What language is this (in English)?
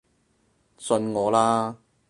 Cantonese